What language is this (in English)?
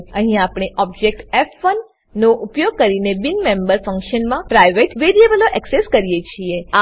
Gujarati